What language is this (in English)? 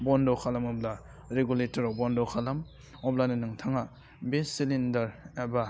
Bodo